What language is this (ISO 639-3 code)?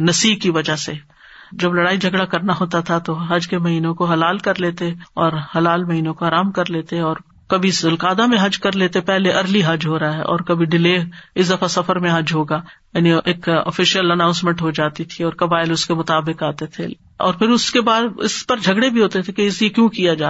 urd